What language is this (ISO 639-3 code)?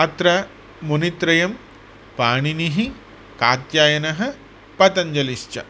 san